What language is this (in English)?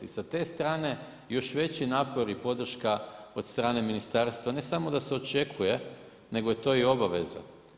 Croatian